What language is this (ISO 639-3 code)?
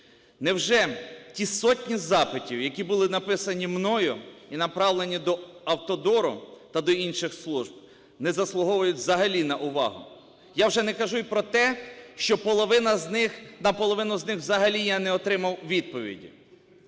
ukr